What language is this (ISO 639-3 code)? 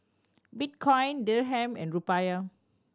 eng